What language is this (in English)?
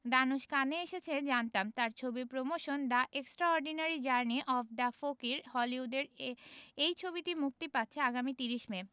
Bangla